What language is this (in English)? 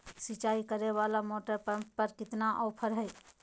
Magahi